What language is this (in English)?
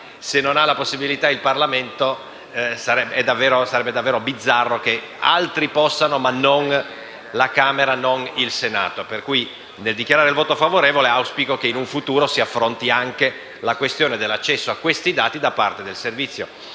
Italian